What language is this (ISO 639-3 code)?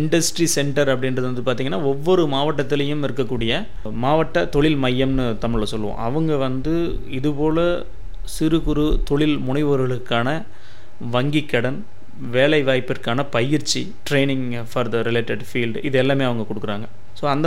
tam